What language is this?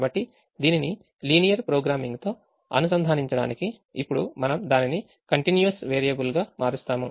Telugu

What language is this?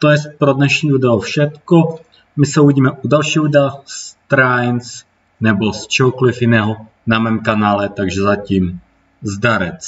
Czech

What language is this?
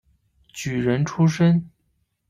Chinese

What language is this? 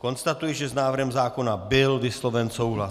Czech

